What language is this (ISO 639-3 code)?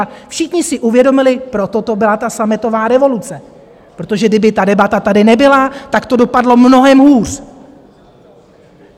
ces